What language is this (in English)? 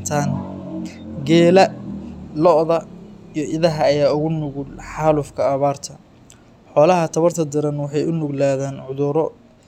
Somali